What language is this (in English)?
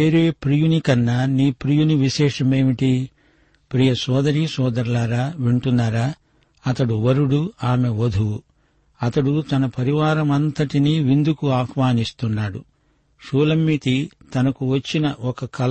Telugu